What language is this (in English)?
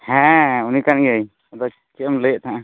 Santali